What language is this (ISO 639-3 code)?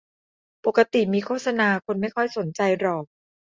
tha